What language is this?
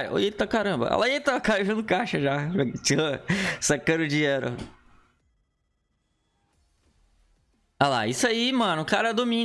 Portuguese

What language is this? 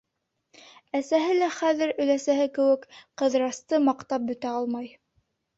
Bashkir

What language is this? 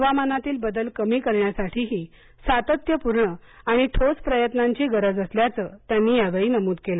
Marathi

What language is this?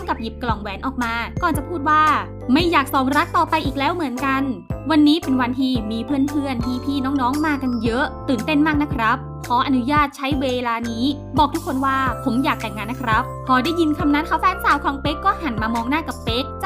Thai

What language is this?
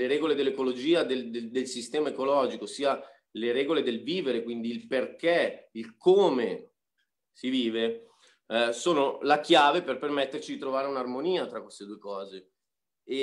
Italian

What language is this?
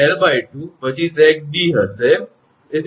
Gujarati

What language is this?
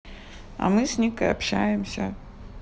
Russian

